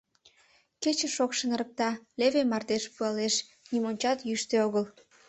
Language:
Mari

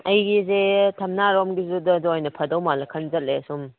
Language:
Manipuri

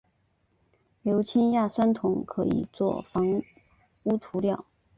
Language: Chinese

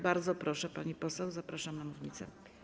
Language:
Polish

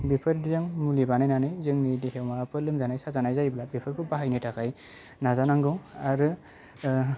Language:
Bodo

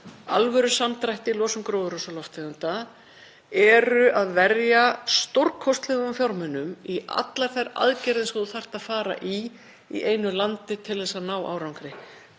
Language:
Icelandic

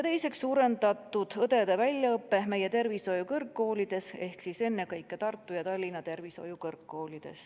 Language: Estonian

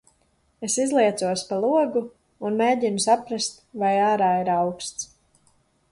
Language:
Latvian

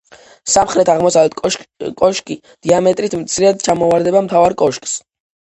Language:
Georgian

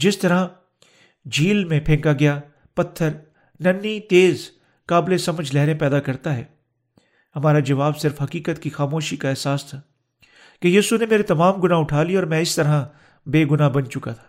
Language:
Urdu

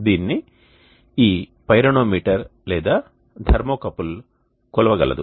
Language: Telugu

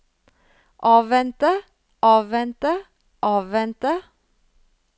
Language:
Norwegian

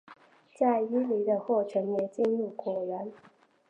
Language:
Chinese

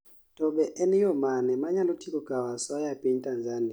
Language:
Luo (Kenya and Tanzania)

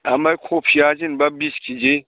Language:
Bodo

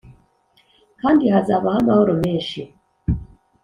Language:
Kinyarwanda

